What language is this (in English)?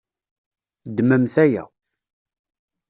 Kabyle